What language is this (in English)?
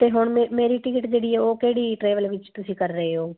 Punjabi